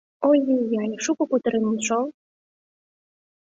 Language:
Mari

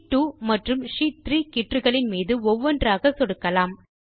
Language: Tamil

